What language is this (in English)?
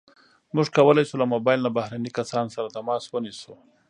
Pashto